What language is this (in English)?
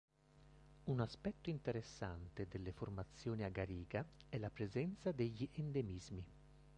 Italian